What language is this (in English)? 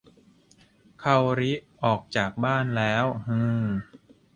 Thai